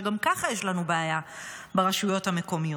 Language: Hebrew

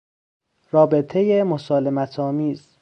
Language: Persian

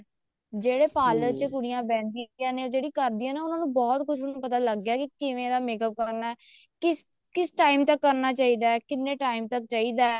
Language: Punjabi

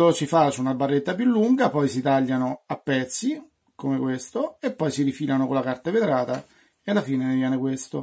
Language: Italian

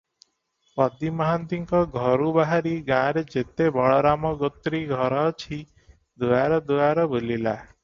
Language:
Odia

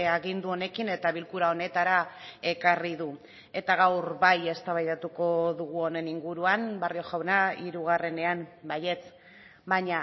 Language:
Basque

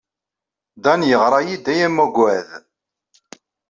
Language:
Kabyle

